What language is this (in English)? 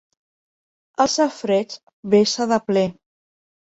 Catalan